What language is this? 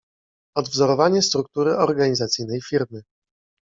Polish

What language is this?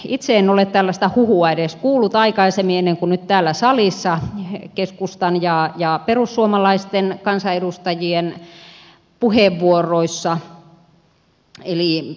Finnish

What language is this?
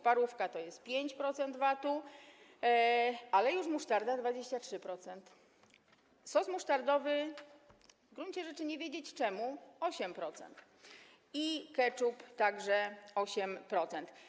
Polish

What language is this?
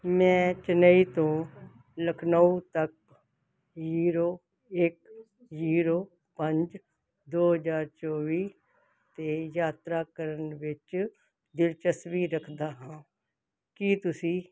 Punjabi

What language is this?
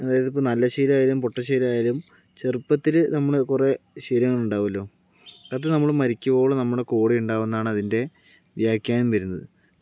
Malayalam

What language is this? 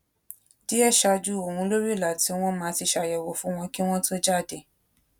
Yoruba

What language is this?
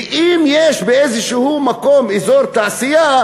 Hebrew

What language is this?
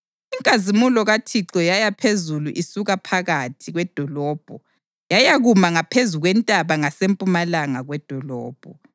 North Ndebele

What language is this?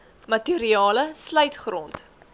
Afrikaans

